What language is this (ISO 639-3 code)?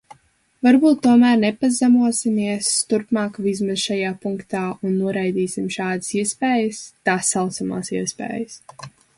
lav